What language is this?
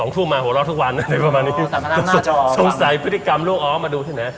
Thai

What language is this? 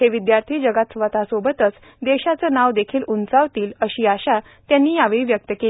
Marathi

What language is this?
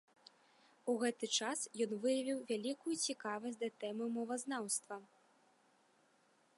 Belarusian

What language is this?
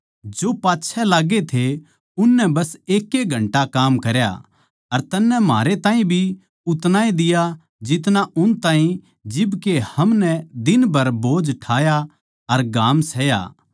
Haryanvi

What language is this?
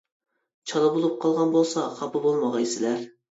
Uyghur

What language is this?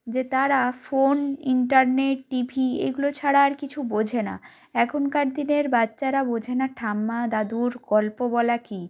Bangla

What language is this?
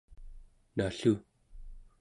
Central Yupik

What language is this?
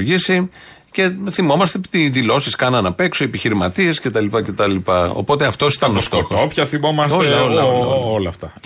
Greek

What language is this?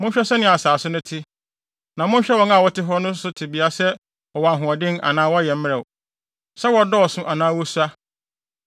Akan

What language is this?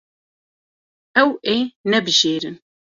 Kurdish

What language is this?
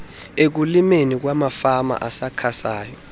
Xhosa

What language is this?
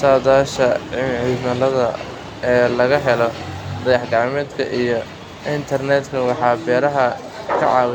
Somali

